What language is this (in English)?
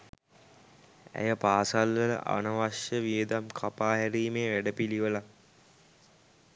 Sinhala